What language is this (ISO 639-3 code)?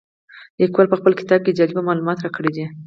pus